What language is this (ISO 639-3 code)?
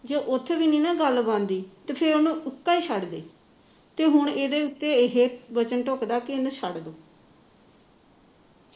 pan